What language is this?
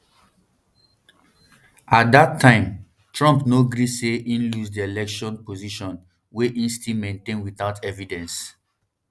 Nigerian Pidgin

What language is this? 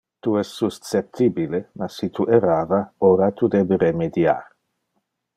Interlingua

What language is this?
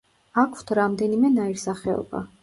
Georgian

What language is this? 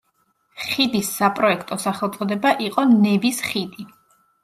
Georgian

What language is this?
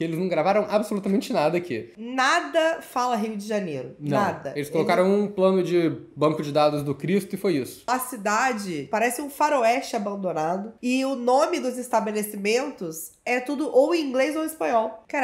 Portuguese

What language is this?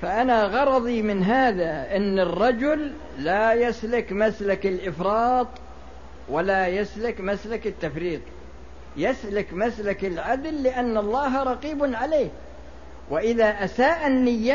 Arabic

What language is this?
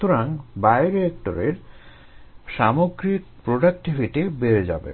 Bangla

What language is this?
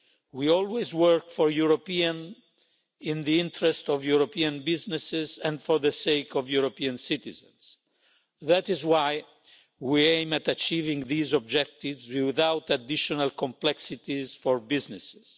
English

